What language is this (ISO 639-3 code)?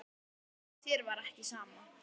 isl